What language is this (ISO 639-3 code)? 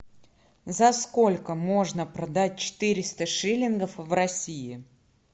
rus